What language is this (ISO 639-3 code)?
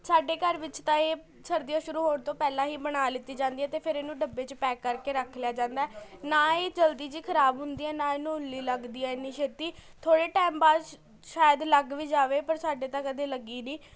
pan